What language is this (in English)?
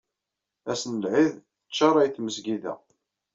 Kabyle